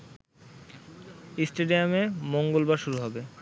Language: Bangla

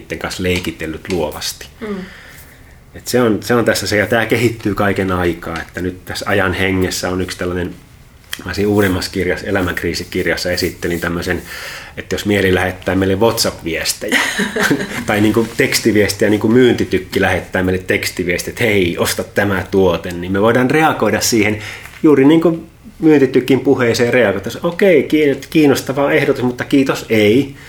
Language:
Finnish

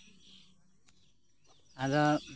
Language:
Santali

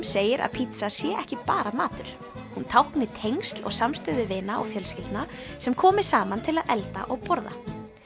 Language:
Icelandic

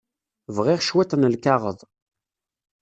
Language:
Kabyle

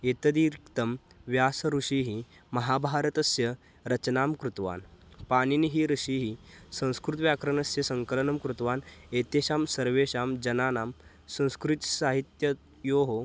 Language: Sanskrit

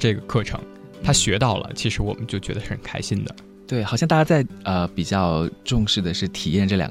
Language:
Chinese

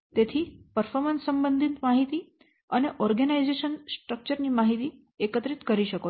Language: Gujarati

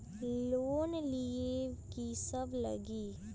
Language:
Magahi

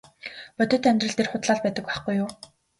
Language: Mongolian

